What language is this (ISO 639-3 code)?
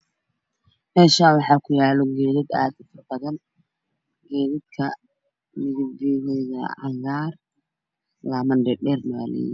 som